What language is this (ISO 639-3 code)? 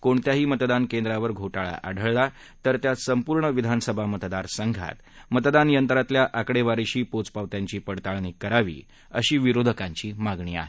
mar